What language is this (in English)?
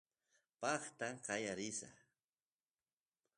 Santiago del Estero Quichua